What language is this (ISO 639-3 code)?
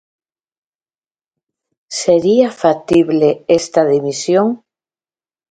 glg